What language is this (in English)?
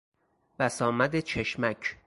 Persian